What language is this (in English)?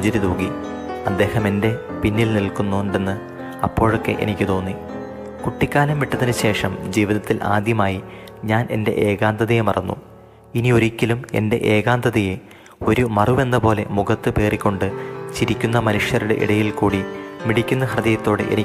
Malayalam